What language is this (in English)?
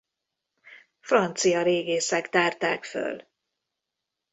Hungarian